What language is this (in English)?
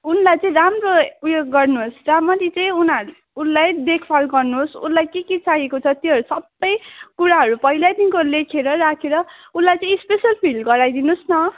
Nepali